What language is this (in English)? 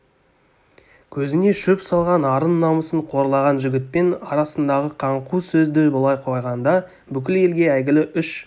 Kazakh